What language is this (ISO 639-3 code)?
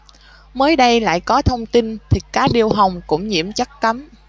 vie